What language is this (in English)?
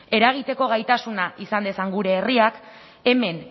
Basque